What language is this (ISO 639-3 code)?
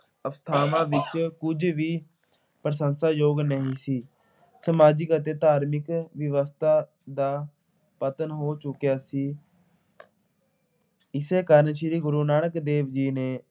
pan